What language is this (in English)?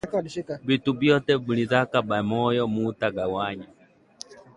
Swahili